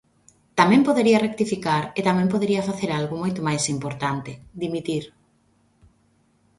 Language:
Galician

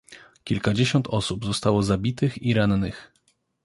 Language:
Polish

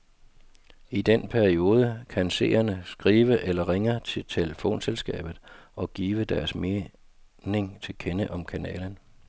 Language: Danish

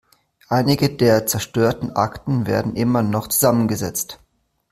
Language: German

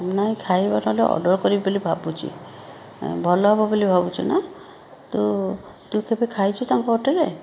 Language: Odia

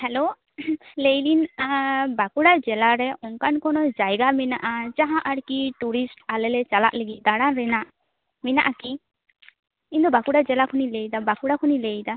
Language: Santali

